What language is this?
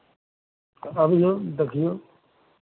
Maithili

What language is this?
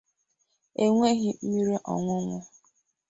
Igbo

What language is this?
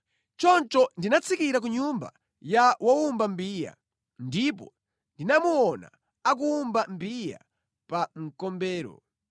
Nyanja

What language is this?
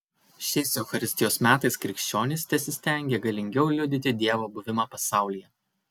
Lithuanian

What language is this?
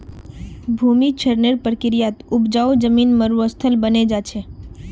Magahi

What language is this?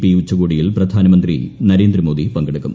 Malayalam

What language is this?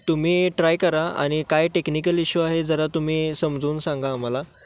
Marathi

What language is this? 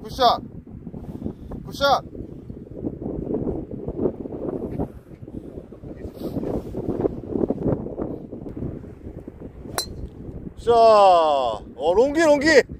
Korean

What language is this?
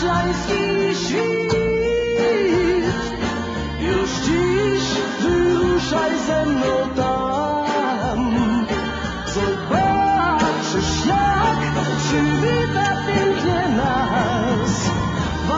Indonesian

